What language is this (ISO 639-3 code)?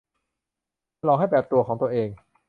tha